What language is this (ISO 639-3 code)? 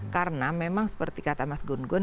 ind